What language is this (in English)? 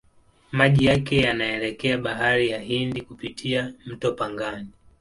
Swahili